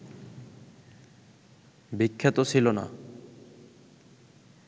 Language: Bangla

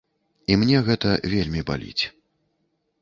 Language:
Belarusian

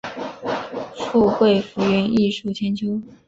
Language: Chinese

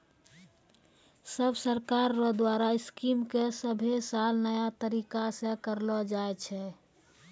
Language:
Maithili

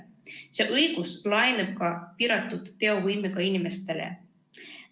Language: Estonian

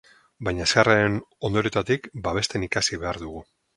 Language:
Basque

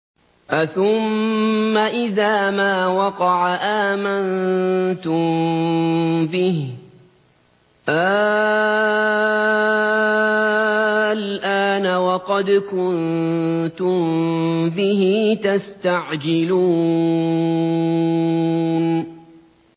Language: Arabic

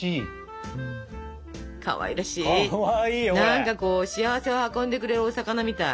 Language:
Japanese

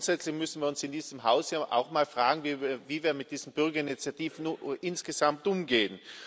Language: German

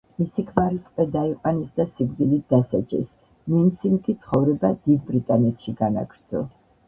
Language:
Georgian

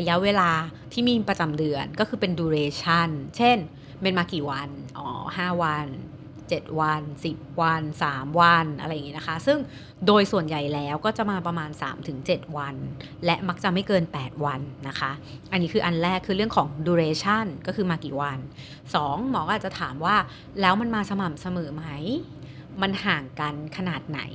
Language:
Thai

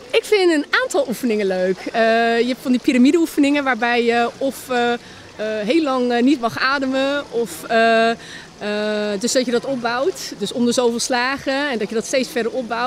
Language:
Dutch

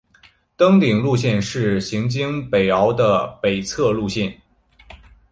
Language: Chinese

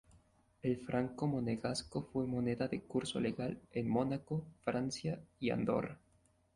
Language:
Spanish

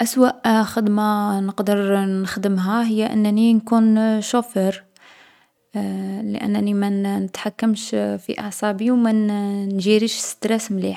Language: Algerian Arabic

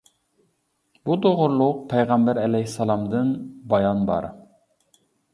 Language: Uyghur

